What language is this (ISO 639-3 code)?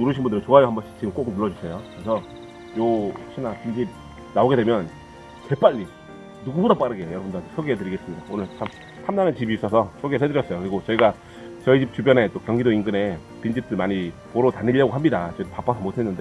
kor